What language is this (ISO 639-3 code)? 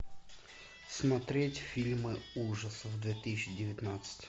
rus